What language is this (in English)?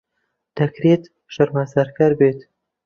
Central Kurdish